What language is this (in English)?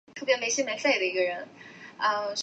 Chinese